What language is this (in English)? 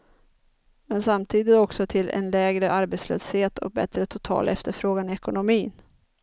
Swedish